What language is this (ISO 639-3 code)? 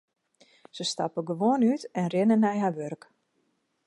fry